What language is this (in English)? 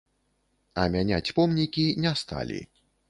Belarusian